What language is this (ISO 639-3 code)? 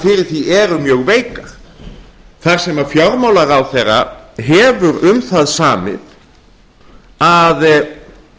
isl